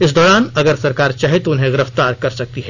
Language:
Hindi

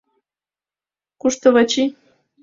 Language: Mari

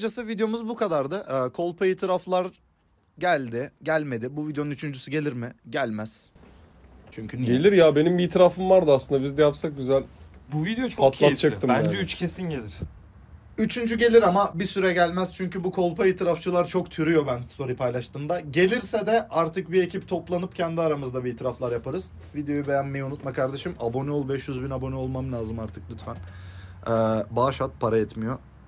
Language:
Turkish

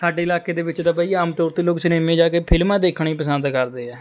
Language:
Punjabi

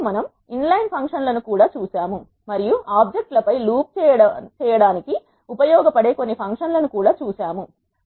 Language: Telugu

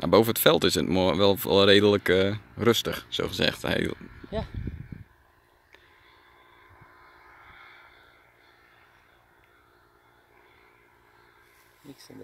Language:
Dutch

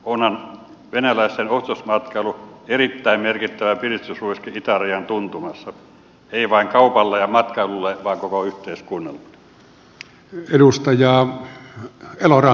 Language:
Finnish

